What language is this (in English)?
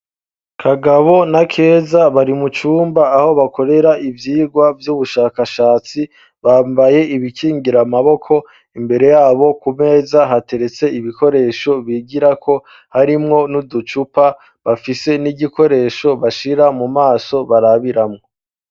Rundi